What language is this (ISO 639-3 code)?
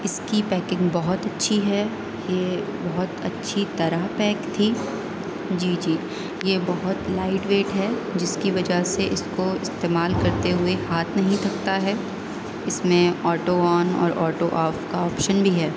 urd